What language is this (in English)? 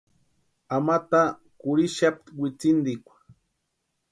Western Highland Purepecha